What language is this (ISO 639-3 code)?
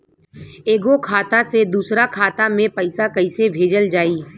bho